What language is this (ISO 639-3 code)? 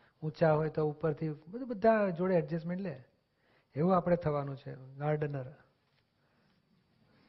guj